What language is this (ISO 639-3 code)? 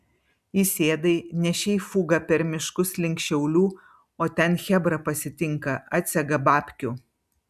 lit